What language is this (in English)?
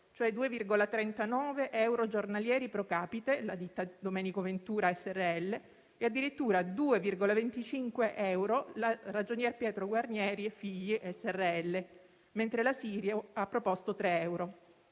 Italian